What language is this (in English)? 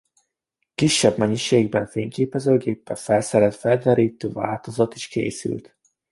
Hungarian